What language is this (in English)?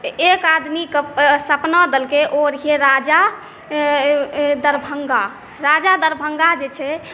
Maithili